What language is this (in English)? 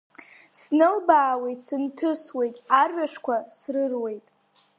Abkhazian